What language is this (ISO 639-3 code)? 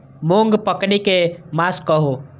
mai